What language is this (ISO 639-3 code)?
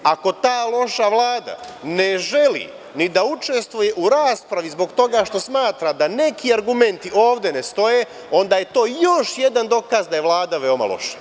srp